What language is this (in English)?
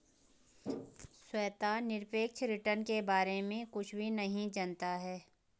Hindi